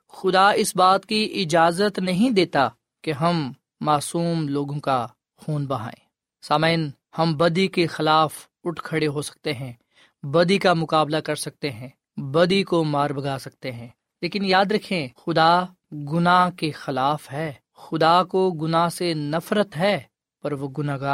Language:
Urdu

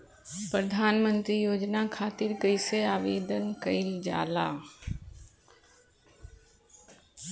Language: Bhojpuri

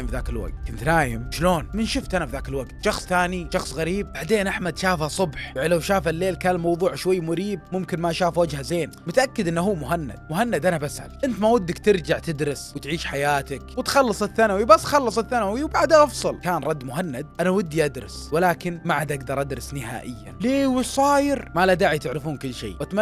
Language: Arabic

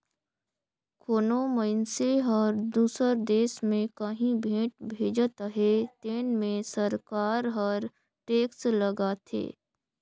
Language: Chhattisgarhi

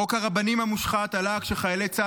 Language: Hebrew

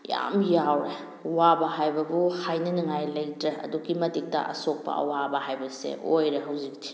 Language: Manipuri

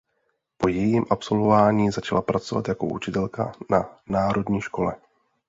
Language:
Czech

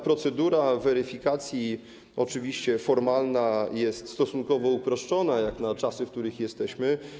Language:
Polish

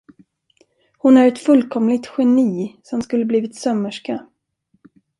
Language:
Swedish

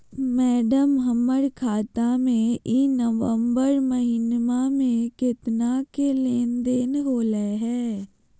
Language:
Magahi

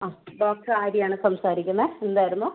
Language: Malayalam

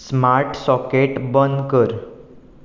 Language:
Konkani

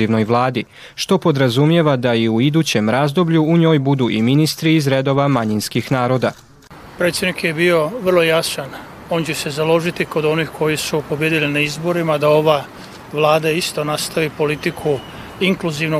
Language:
Croatian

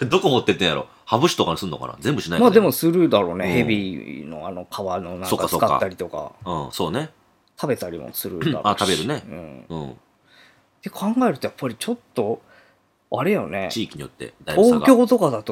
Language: Japanese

